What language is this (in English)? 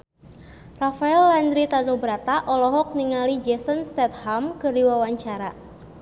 Sundanese